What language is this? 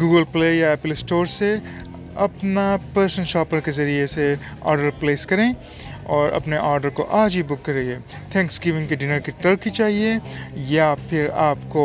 Urdu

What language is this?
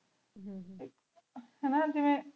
Punjabi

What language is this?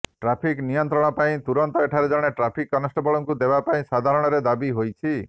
Odia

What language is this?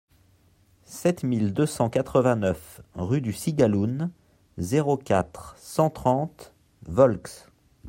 French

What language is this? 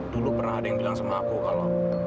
Indonesian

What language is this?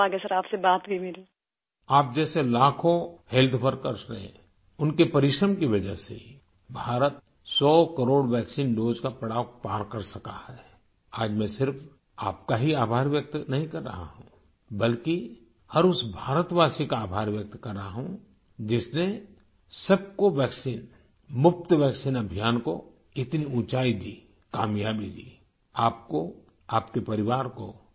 Urdu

